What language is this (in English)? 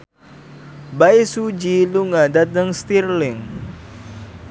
Javanese